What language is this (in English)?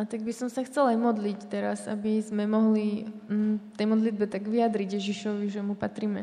Slovak